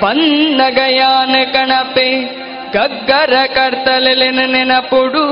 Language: Kannada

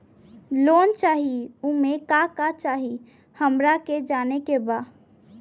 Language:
Bhojpuri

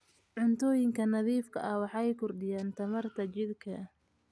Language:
Somali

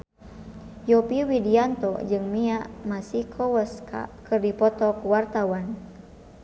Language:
Sundanese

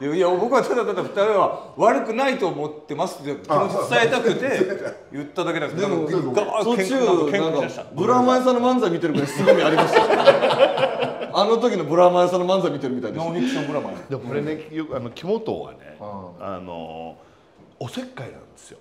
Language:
Japanese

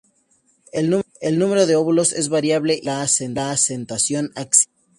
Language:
Spanish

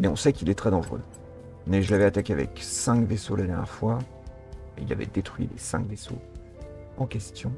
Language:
French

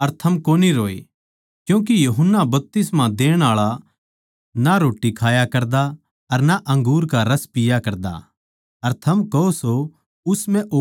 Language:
Haryanvi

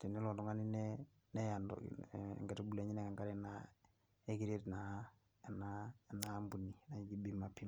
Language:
Masai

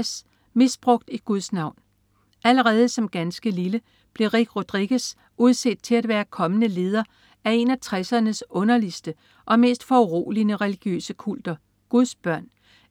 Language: Danish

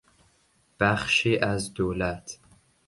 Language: Persian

